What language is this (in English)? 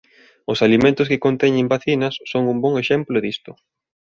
Galician